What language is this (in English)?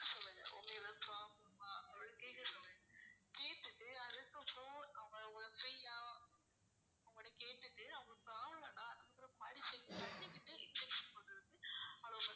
Tamil